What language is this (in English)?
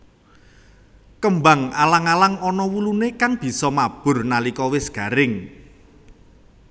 Javanese